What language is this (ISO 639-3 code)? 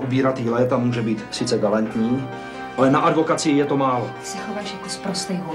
ces